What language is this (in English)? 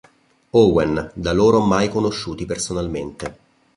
Italian